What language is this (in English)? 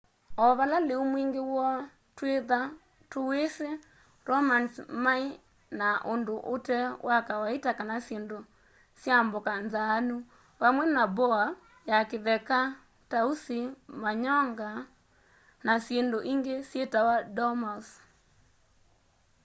Kamba